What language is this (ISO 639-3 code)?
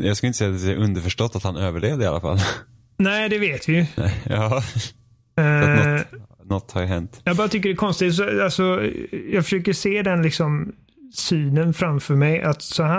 swe